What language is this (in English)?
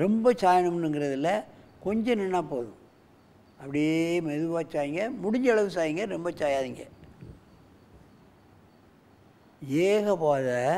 Tamil